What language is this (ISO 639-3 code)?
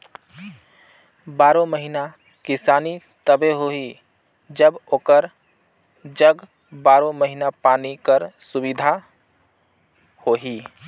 hne